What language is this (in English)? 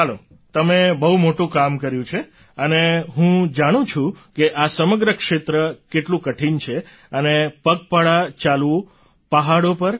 Gujarati